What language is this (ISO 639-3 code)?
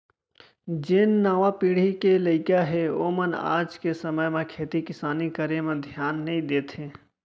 hne